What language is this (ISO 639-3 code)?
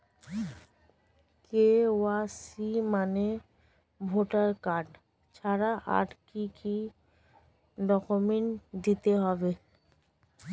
ben